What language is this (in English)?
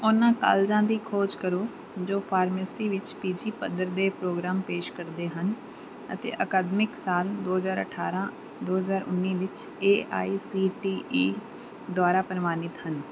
Punjabi